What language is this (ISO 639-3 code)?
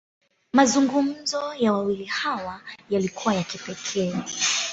swa